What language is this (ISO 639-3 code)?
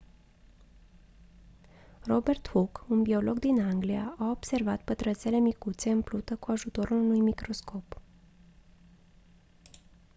ron